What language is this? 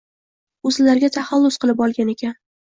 Uzbek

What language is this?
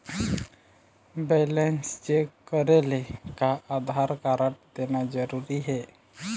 Chhattisgarhi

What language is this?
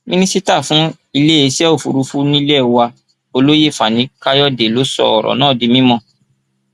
Yoruba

